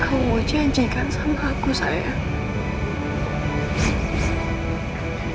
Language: Indonesian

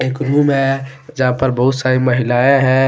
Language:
Hindi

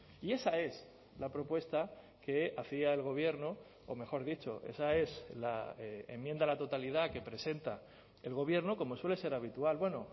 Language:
Spanish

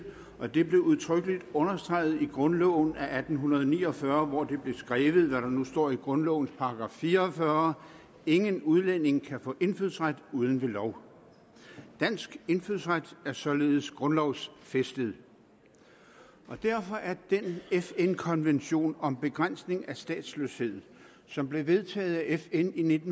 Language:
Danish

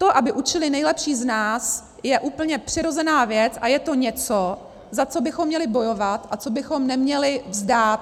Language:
Czech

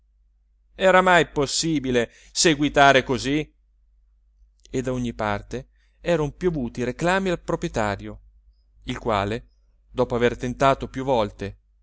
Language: Italian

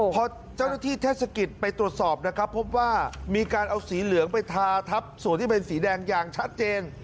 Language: Thai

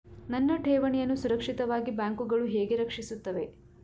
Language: Kannada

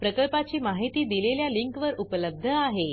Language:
Marathi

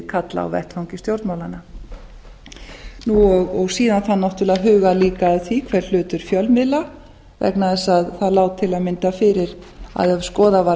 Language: Icelandic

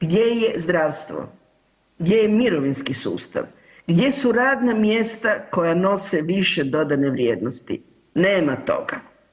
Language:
Croatian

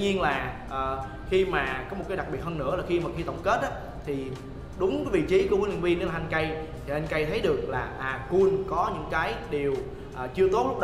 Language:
Vietnamese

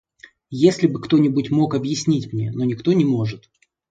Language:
Russian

